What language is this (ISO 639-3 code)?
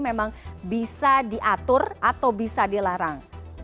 ind